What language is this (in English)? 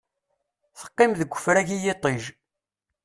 Kabyle